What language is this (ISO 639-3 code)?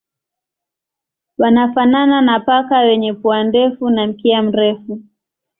swa